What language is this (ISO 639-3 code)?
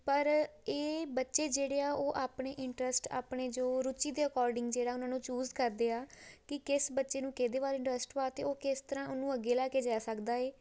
pan